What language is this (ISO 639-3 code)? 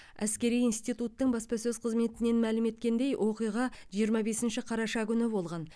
kaz